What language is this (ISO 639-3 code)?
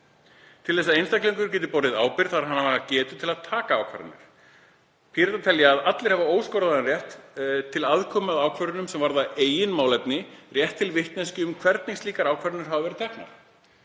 isl